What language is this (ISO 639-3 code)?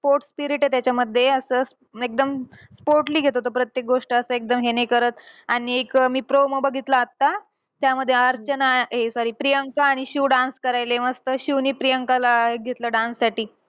mar